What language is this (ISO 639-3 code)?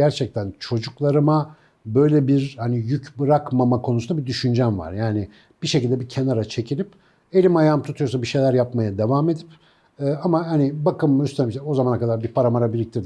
tur